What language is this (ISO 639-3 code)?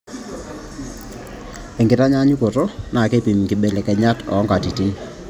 mas